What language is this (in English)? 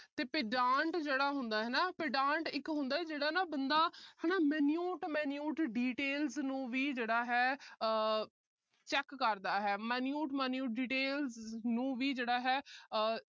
Punjabi